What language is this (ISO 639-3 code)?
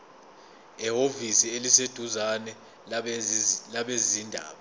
zul